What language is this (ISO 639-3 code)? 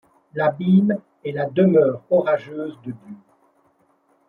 fra